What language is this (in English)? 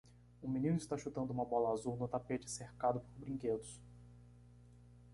Portuguese